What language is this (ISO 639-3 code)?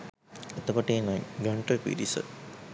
sin